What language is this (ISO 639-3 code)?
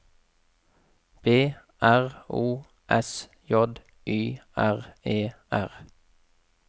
nor